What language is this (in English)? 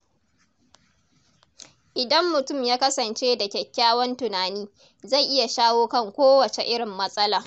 Hausa